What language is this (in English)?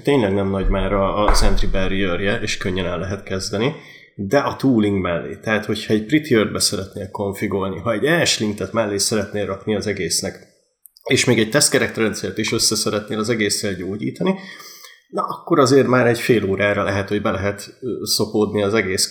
Hungarian